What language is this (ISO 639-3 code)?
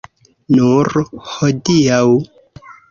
epo